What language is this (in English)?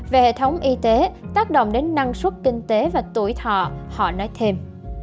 Vietnamese